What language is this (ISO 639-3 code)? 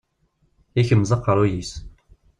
kab